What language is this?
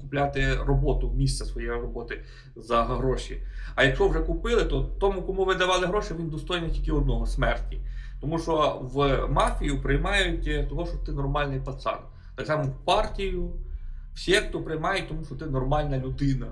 Ukrainian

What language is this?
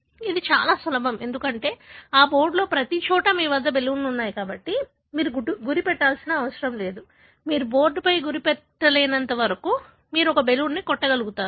Telugu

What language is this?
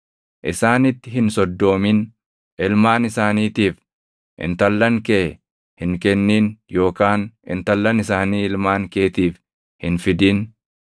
Oromo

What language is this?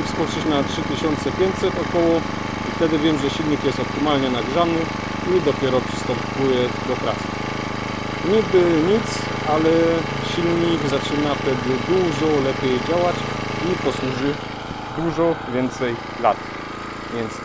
Polish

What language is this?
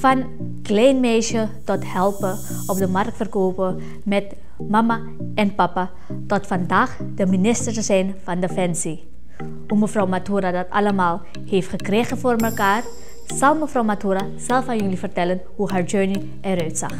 Dutch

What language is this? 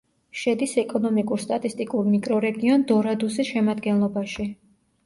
Georgian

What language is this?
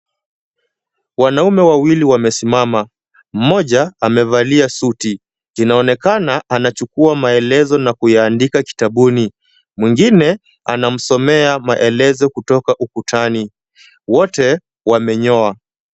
Swahili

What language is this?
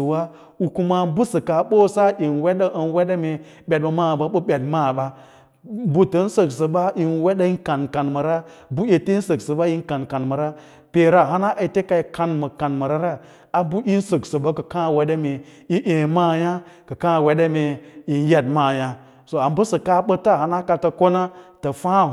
Lala-Roba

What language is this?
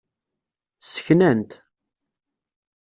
Kabyle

